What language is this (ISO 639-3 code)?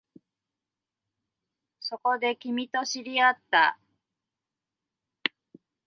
jpn